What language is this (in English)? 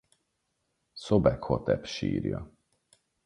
Hungarian